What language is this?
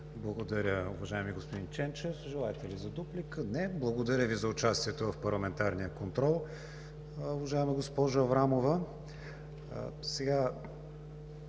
Bulgarian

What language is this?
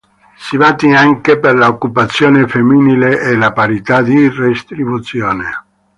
Italian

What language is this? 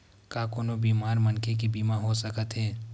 Chhattisgarhi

